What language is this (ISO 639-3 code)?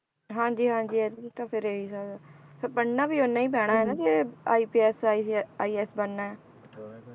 pan